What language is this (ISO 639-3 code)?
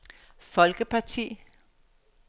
dan